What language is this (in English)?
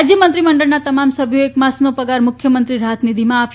Gujarati